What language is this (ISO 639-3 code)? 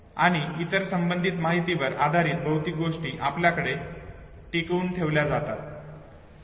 mar